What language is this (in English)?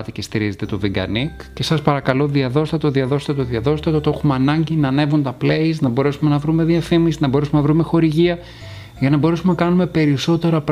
Greek